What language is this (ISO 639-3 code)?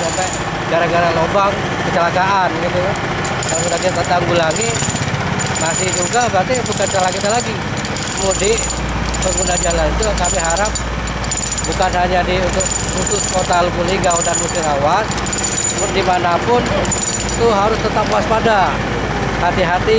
ind